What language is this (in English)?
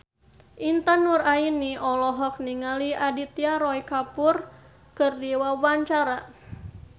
Sundanese